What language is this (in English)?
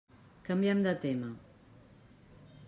Catalan